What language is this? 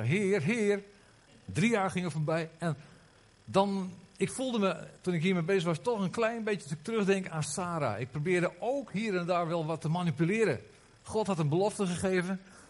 Dutch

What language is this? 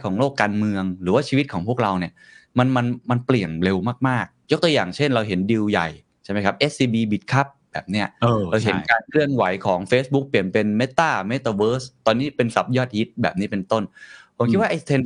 Thai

